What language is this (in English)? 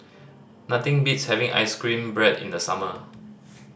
English